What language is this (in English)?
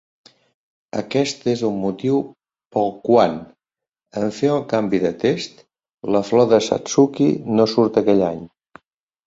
Catalan